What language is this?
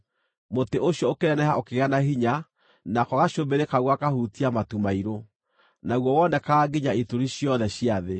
Kikuyu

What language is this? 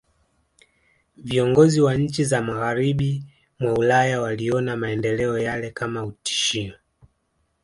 Swahili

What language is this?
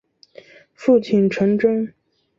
Chinese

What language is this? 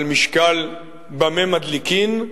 Hebrew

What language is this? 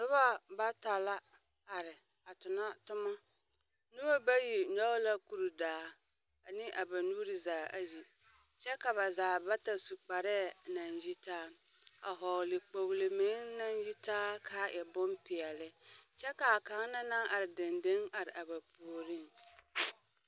Southern Dagaare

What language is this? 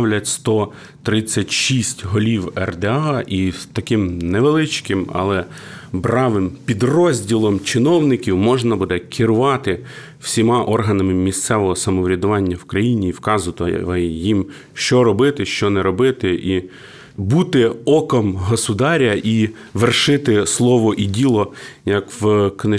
Ukrainian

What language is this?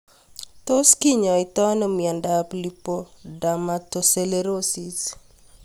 Kalenjin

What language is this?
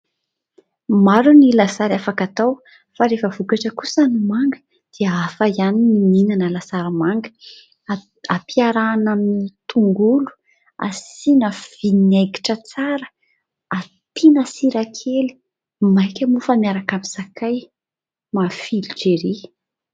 Malagasy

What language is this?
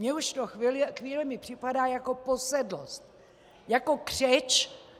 Czech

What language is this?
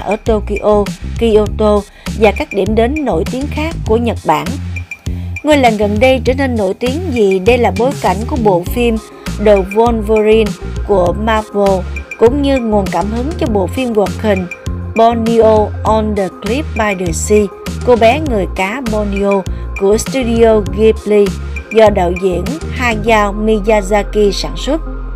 Vietnamese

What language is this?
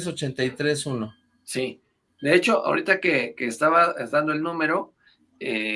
Spanish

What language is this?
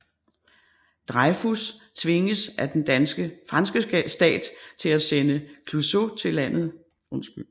Danish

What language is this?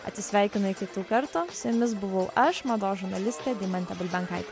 Lithuanian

